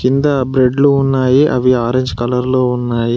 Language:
Telugu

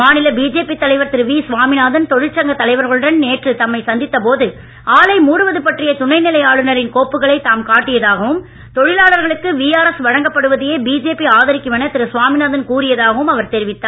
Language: Tamil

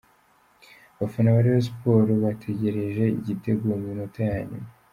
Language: Kinyarwanda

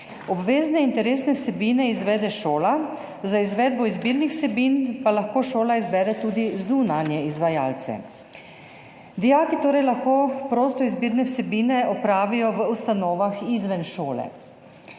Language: Slovenian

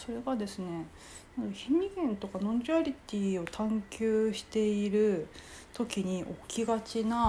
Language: Japanese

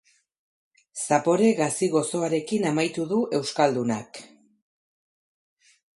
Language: Basque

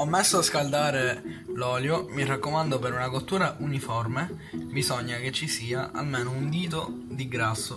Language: Italian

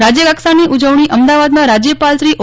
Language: Gujarati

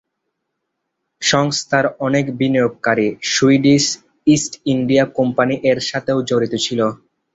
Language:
Bangla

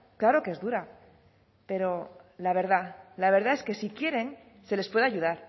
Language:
Spanish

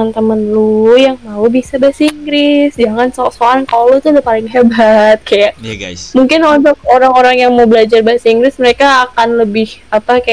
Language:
Indonesian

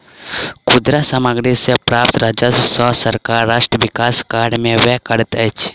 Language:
Maithili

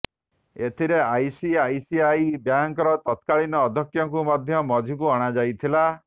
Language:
Odia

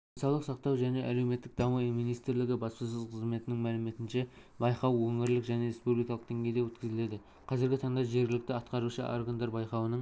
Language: Kazakh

